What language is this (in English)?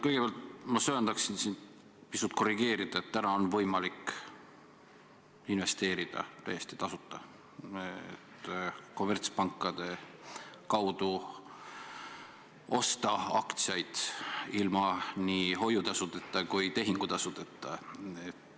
Estonian